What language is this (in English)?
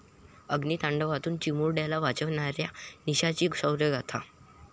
Marathi